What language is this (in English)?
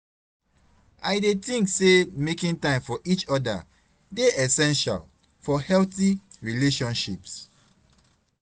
Nigerian Pidgin